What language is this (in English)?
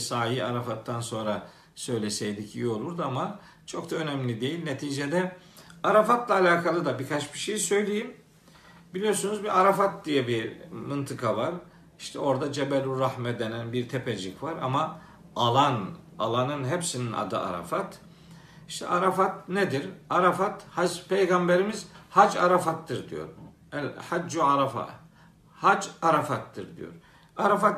Turkish